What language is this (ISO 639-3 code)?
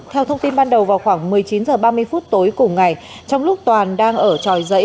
vie